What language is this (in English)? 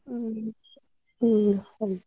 Kannada